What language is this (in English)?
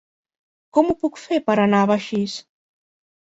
Catalan